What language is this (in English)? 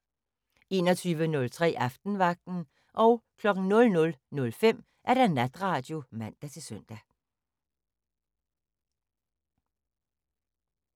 Danish